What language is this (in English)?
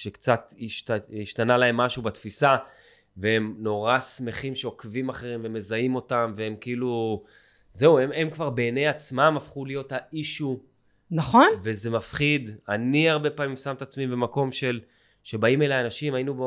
Hebrew